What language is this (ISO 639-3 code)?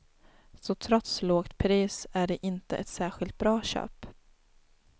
swe